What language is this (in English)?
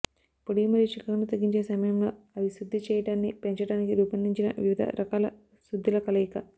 Telugu